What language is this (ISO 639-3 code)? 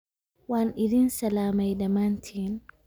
som